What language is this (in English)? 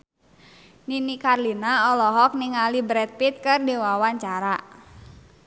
Sundanese